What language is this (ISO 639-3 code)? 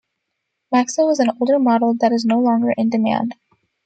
eng